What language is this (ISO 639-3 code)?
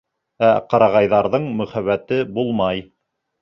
bak